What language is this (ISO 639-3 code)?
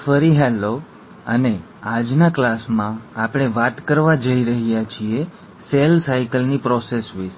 guj